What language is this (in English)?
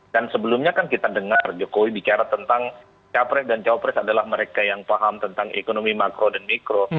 Indonesian